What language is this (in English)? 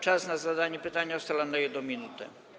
Polish